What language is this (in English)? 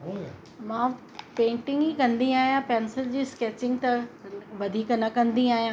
Sindhi